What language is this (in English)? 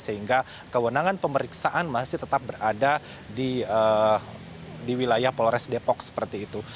Indonesian